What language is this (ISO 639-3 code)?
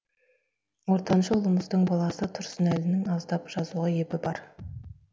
kaz